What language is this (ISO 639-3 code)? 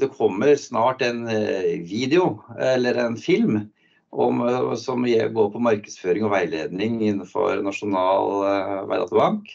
nor